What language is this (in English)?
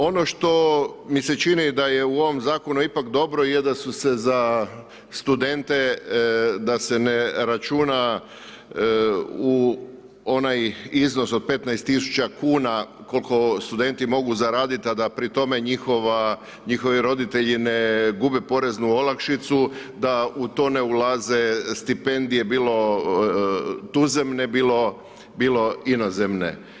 Croatian